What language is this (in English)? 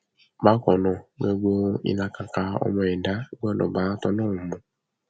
Yoruba